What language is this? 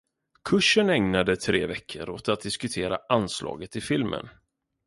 Swedish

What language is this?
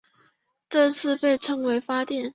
Chinese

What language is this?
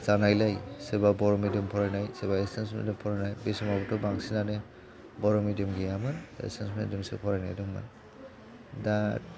Bodo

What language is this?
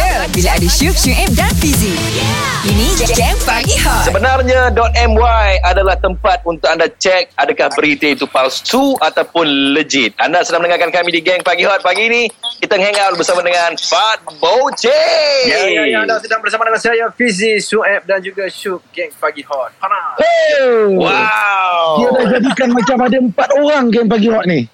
Malay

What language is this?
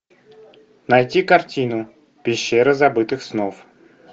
Russian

